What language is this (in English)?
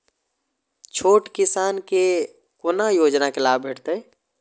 Maithili